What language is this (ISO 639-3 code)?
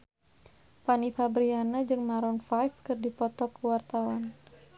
sun